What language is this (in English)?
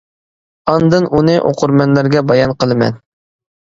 Uyghur